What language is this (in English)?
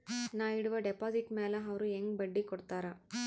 Kannada